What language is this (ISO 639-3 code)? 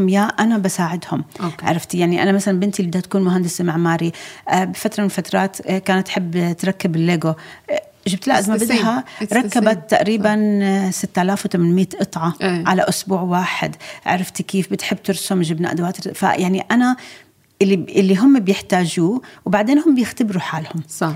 ara